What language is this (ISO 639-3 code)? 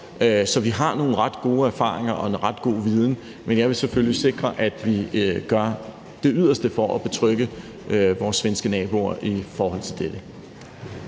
dan